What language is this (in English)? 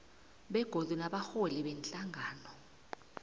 South Ndebele